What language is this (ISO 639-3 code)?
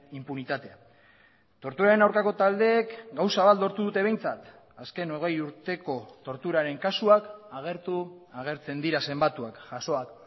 eus